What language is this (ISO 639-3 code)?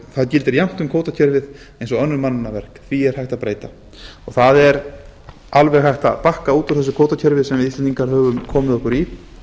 isl